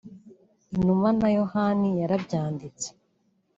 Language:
Kinyarwanda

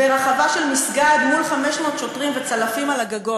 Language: Hebrew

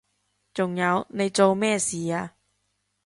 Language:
Cantonese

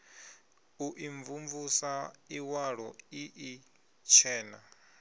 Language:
Venda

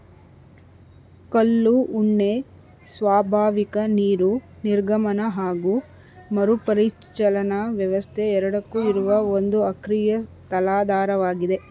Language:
Kannada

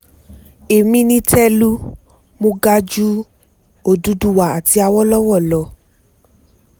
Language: Yoruba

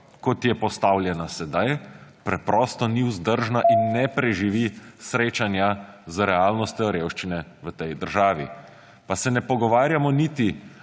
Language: Slovenian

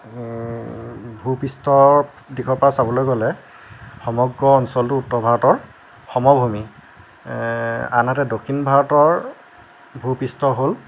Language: Assamese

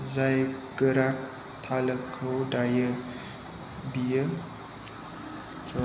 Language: Bodo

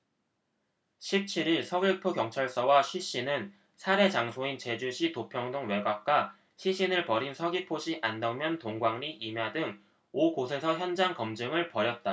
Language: Korean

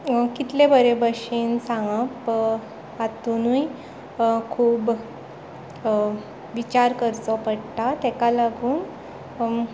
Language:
Konkani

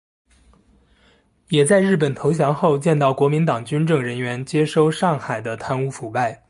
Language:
Chinese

